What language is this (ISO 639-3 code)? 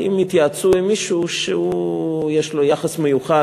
heb